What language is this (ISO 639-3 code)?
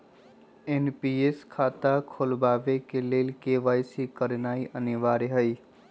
mag